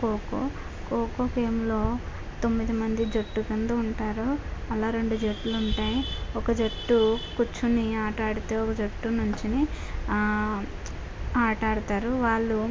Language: Telugu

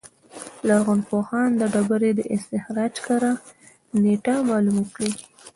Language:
Pashto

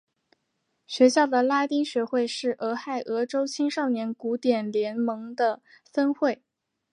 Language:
Chinese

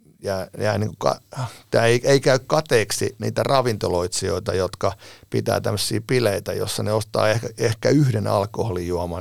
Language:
Finnish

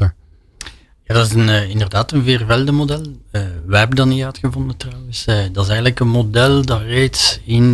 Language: Dutch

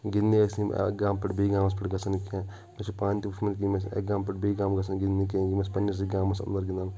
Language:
Kashmiri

